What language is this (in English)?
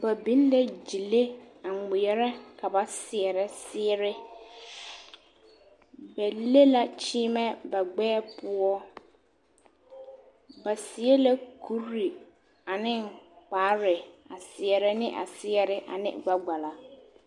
Southern Dagaare